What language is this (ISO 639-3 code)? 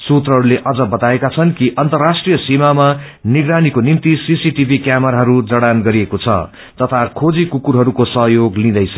nep